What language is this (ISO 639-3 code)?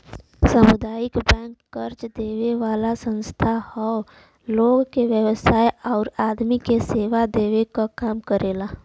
bho